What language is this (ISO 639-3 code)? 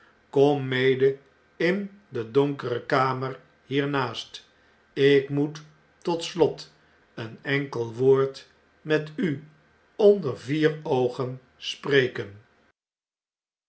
nld